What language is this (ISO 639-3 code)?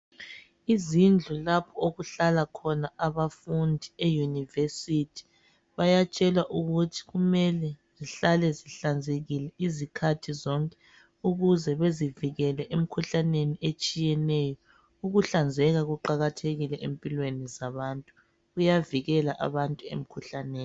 nde